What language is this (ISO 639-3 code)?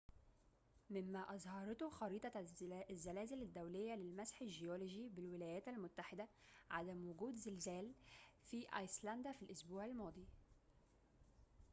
ara